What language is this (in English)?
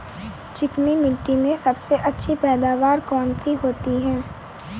Hindi